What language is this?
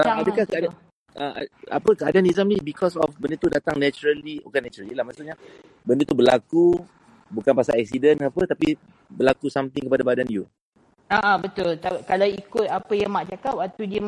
Malay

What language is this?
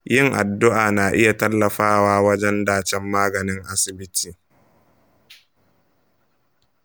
Hausa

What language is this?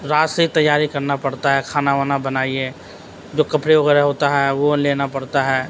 Urdu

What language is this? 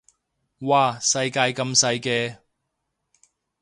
Cantonese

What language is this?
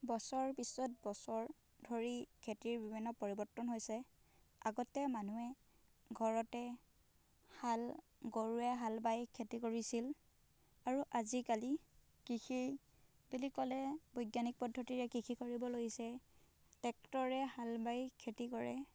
Assamese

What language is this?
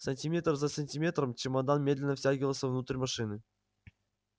Russian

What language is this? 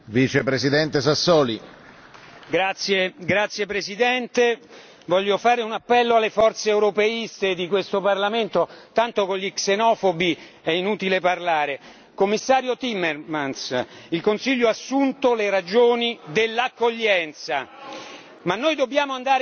Italian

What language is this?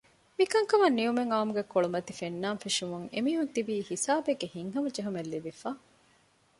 Divehi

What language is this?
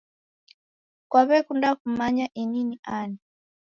Taita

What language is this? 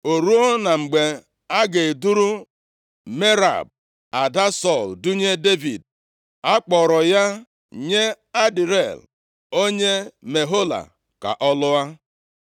Igbo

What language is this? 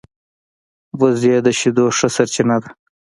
Pashto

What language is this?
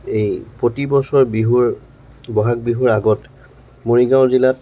Assamese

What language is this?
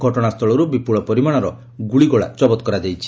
Odia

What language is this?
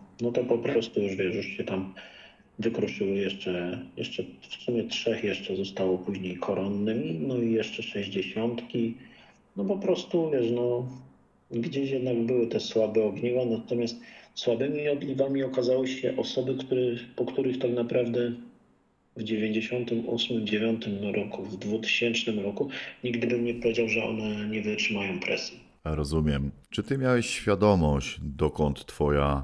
Polish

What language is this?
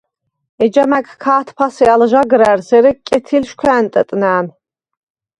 Svan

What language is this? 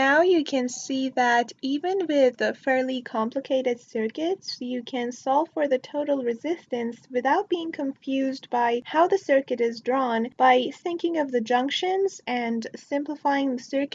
English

